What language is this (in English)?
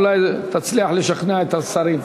Hebrew